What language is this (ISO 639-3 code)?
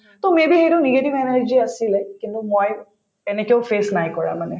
asm